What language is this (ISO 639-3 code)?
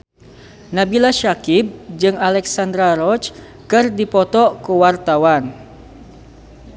sun